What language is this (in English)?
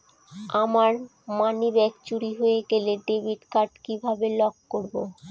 Bangla